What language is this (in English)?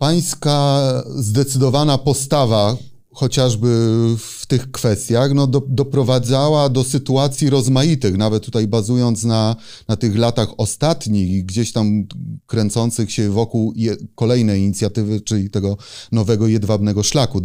Polish